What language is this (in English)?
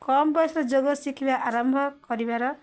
Odia